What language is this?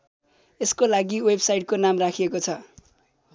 Nepali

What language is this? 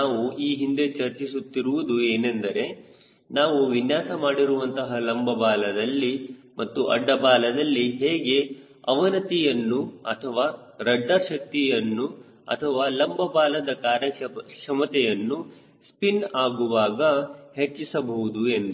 Kannada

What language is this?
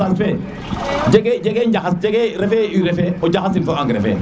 Serer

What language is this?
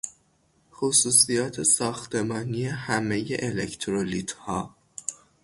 Persian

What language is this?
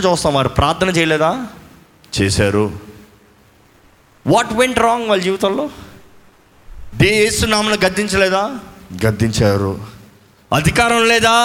Telugu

